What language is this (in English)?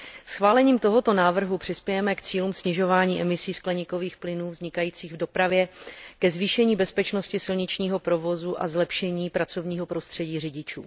Czech